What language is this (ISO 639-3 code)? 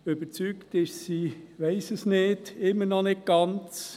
gsw